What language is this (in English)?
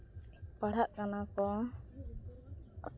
Santali